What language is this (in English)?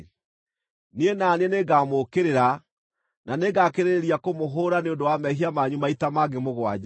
Kikuyu